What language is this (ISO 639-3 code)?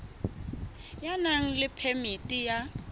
sot